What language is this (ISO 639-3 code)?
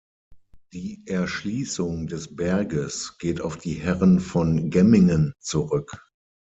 deu